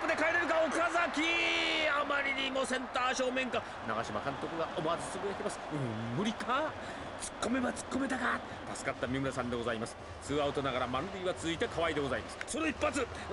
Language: Japanese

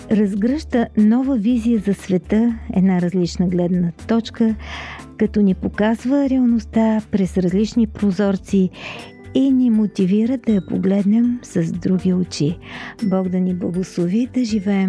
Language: Bulgarian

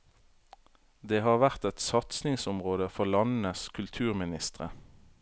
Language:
Norwegian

